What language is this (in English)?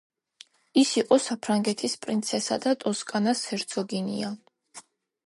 Georgian